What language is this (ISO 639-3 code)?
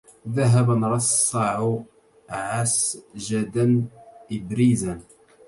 ara